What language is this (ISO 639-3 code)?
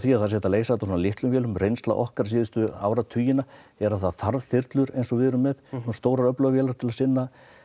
isl